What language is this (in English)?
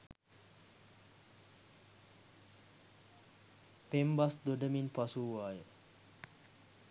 Sinhala